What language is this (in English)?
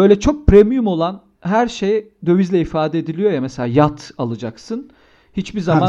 Turkish